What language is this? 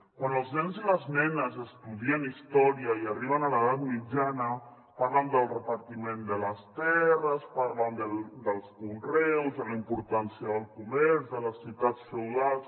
Catalan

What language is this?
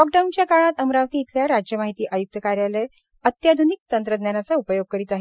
Marathi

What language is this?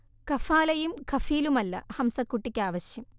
Malayalam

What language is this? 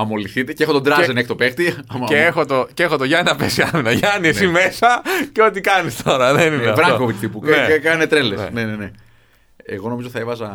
Greek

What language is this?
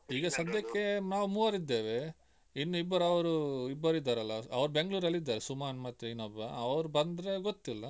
Kannada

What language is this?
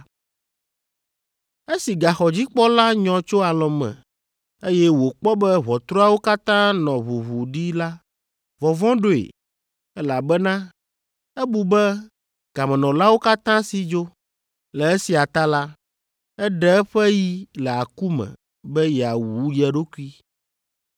Ewe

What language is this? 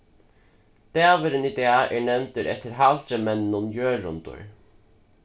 Faroese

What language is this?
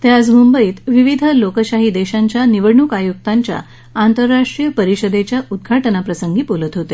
Marathi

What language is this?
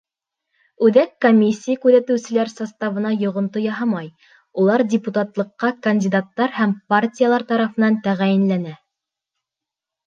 Bashkir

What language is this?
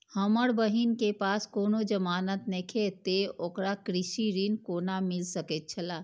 Maithili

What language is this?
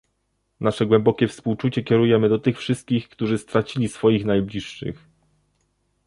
Polish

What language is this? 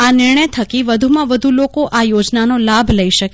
Gujarati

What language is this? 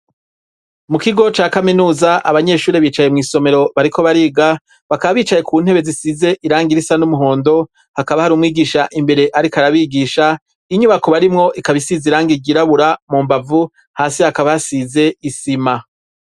Rundi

